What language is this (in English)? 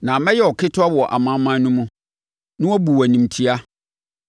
Akan